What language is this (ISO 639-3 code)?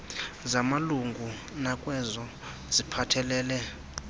xho